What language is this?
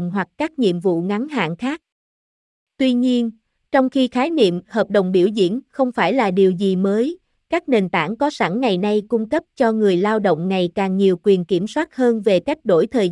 Vietnamese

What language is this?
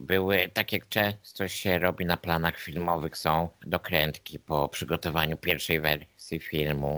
Polish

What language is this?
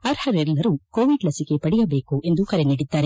Kannada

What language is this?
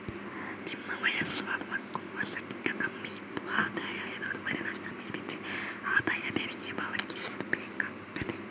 Kannada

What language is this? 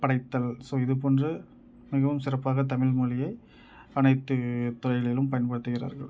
Tamil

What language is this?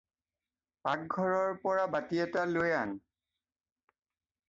Assamese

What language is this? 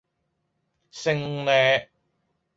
Cantonese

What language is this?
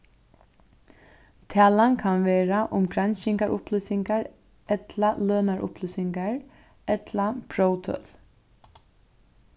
Faroese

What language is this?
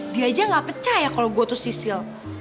Indonesian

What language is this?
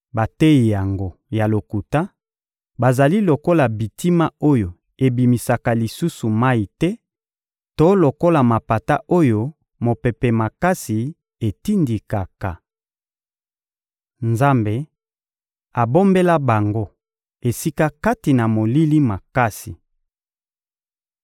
Lingala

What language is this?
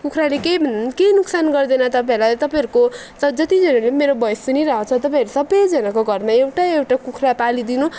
Nepali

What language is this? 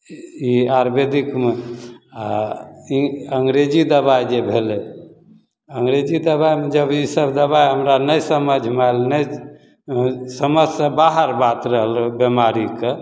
Maithili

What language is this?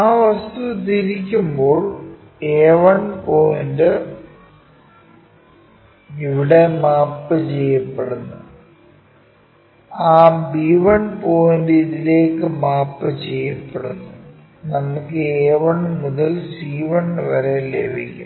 Malayalam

